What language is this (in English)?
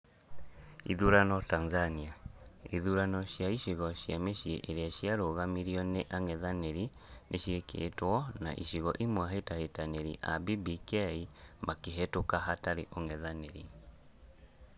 Kikuyu